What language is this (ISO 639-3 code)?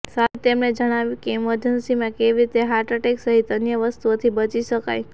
guj